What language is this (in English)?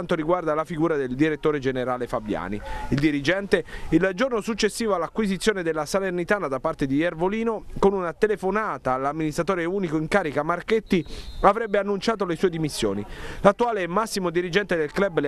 Italian